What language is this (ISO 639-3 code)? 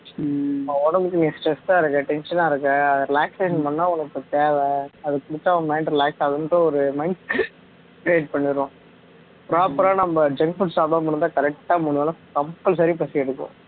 tam